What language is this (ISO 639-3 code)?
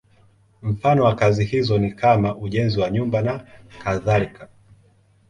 swa